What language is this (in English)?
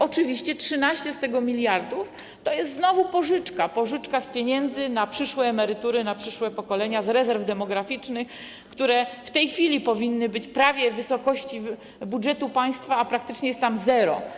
Polish